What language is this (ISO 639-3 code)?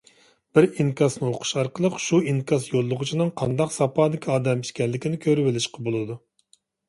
uig